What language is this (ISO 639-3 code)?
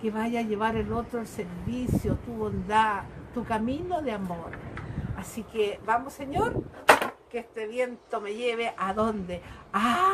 spa